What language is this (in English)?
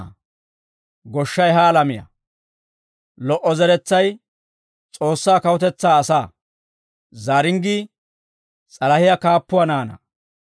Dawro